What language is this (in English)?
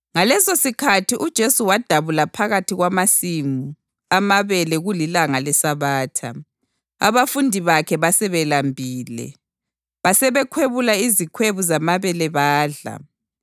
North Ndebele